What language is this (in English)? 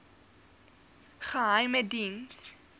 Afrikaans